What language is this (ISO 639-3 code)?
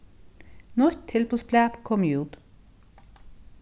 fao